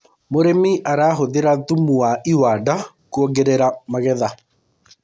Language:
Kikuyu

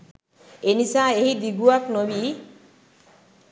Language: Sinhala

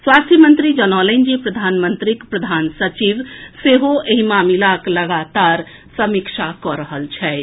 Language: Maithili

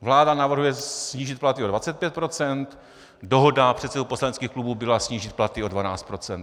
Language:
Czech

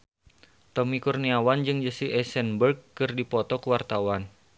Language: Sundanese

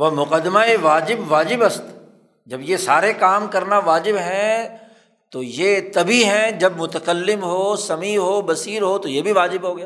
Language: Urdu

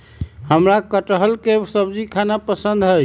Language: Magahi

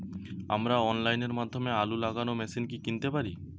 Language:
Bangla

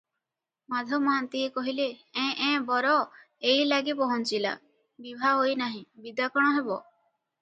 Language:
Odia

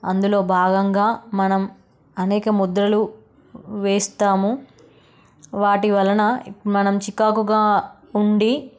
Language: Telugu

